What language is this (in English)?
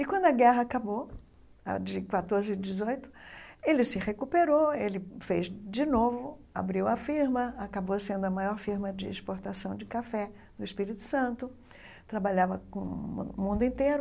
Portuguese